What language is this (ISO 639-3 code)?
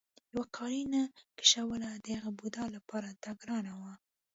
pus